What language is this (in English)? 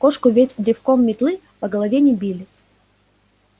Russian